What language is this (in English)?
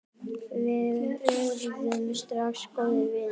Icelandic